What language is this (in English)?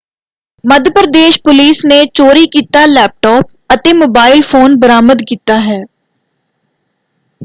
Punjabi